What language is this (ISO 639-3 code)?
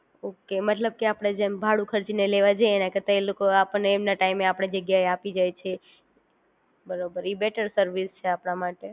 guj